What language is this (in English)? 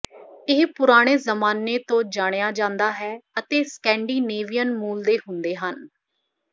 Punjabi